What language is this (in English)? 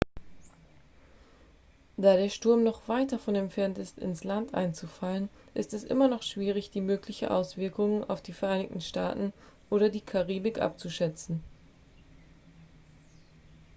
German